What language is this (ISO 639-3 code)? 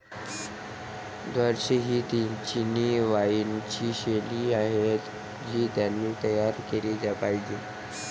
mar